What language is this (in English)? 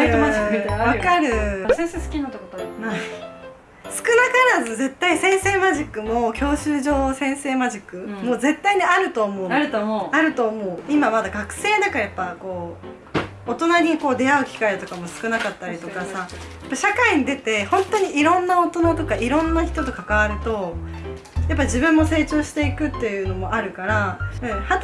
Japanese